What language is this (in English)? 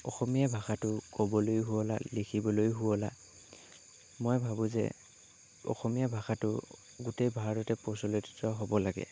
Assamese